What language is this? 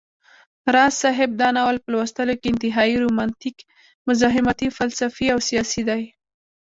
Pashto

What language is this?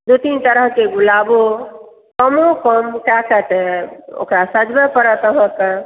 Maithili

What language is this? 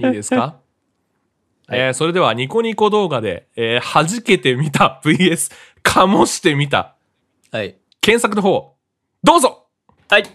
Japanese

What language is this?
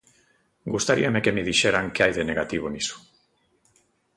Galician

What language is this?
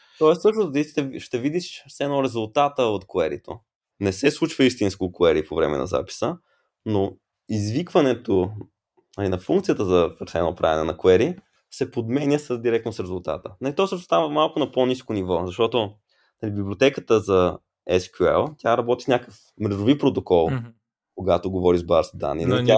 Bulgarian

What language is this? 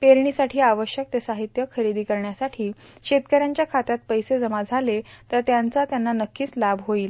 Marathi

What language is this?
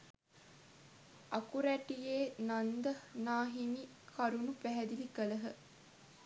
Sinhala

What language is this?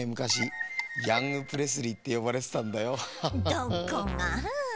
Japanese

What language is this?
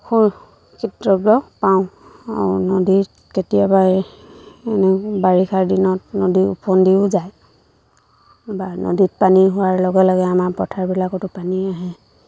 Assamese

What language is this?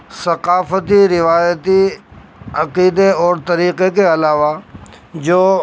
Urdu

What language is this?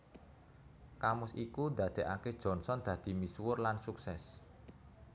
Javanese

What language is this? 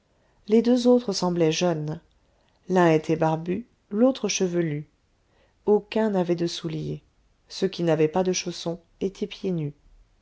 French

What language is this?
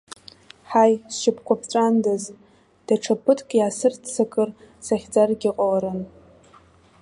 Abkhazian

